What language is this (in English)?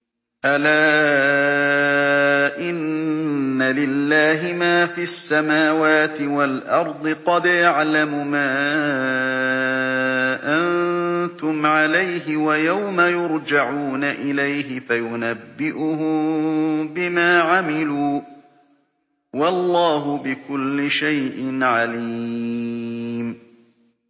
Arabic